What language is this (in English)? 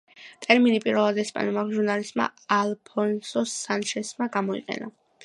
Georgian